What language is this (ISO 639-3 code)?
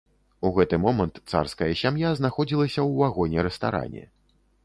bel